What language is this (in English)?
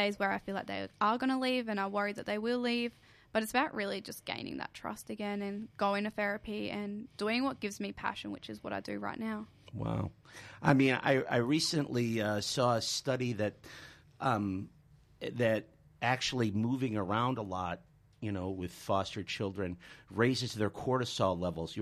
English